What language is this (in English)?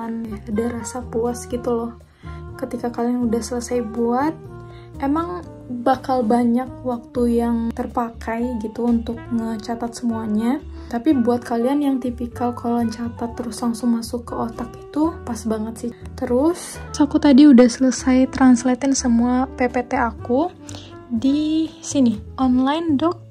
Indonesian